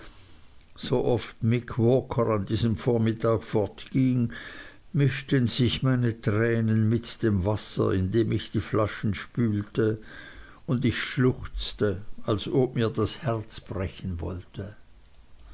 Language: German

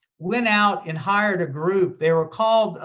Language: English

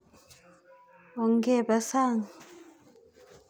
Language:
Kalenjin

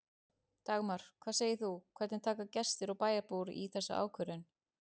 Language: Icelandic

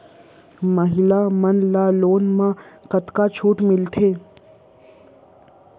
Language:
Chhattisgarhi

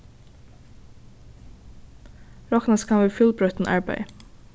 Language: Faroese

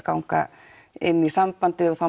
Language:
Icelandic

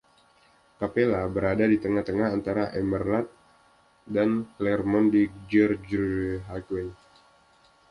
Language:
Indonesian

